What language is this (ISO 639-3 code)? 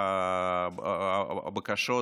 heb